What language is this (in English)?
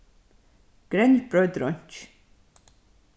Faroese